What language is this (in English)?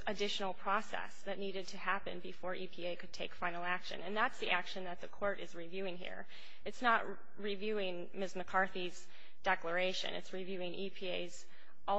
English